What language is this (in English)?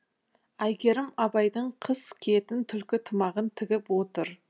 Kazakh